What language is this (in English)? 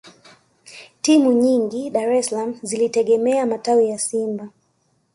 Swahili